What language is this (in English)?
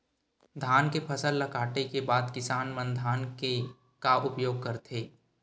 Chhattisgarhi